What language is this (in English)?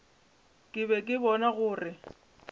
Northern Sotho